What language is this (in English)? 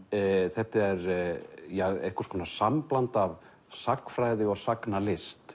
Icelandic